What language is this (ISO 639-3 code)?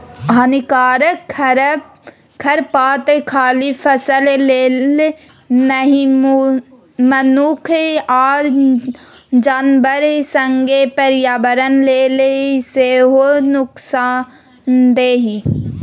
mai